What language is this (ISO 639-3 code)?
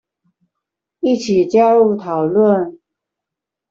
zho